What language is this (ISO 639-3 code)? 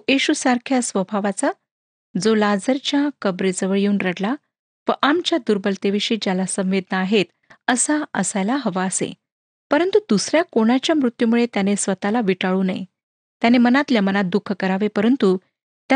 mar